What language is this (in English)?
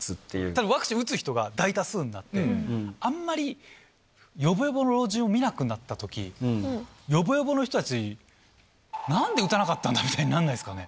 Japanese